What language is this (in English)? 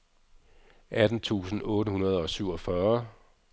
Danish